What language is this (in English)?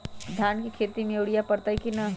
Magahi